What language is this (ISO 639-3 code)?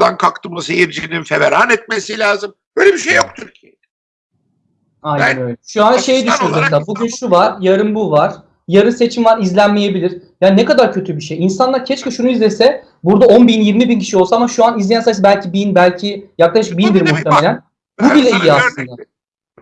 tur